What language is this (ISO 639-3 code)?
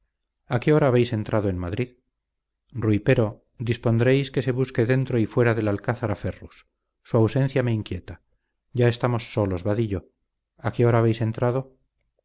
spa